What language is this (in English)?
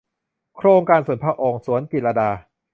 Thai